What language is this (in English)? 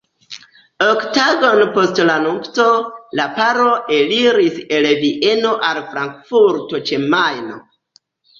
Esperanto